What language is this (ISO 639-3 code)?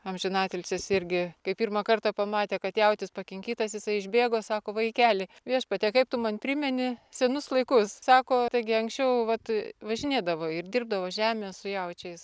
lit